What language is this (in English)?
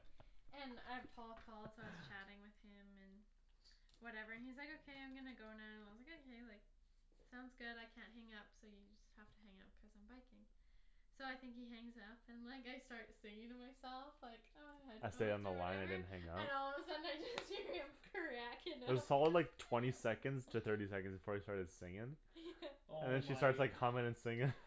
English